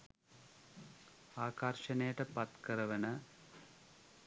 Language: Sinhala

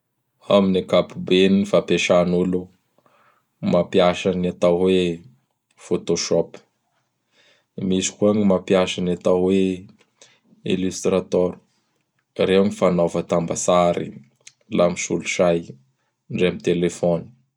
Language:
Bara Malagasy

